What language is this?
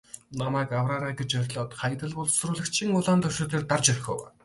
Mongolian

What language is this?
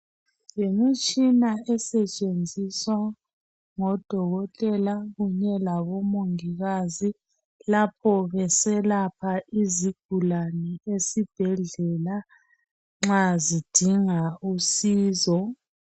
North Ndebele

